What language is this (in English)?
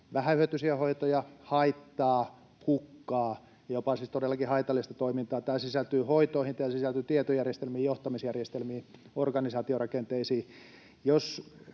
Finnish